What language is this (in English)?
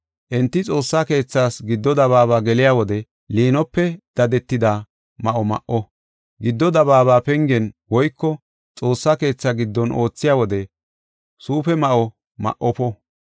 Gofa